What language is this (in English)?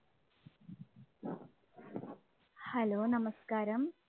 Malayalam